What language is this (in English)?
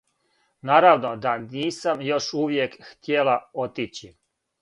Serbian